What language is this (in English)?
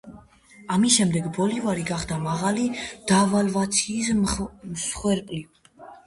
Georgian